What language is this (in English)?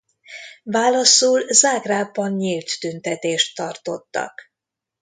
Hungarian